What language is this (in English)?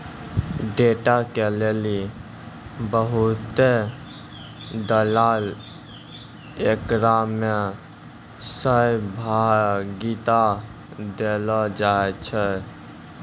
Maithili